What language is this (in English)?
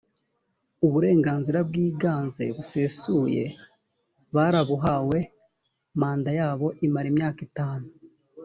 Kinyarwanda